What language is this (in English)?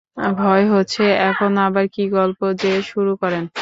Bangla